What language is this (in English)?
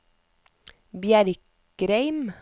Norwegian